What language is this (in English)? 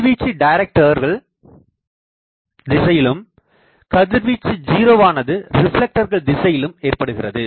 Tamil